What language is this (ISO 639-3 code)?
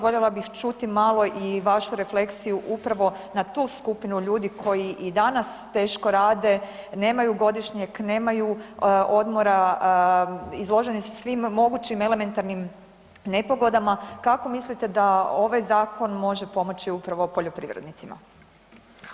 hrv